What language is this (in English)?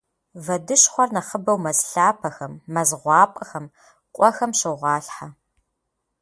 Kabardian